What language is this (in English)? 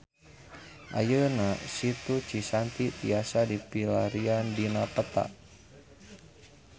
Sundanese